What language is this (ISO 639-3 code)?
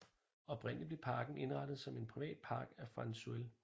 dan